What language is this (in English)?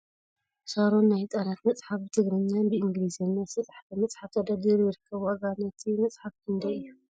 Tigrinya